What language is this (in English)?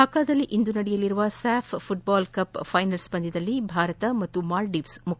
Kannada